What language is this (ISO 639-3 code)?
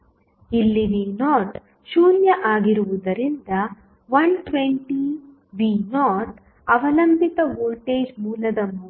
kan